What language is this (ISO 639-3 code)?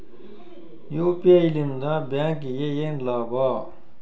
kan